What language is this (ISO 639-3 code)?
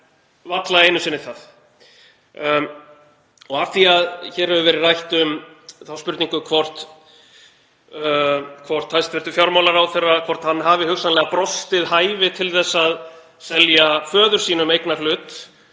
isl